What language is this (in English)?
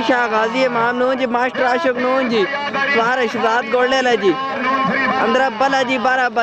Hindi